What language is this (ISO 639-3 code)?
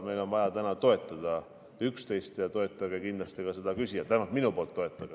est